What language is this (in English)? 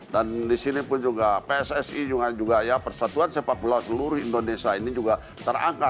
Indonesian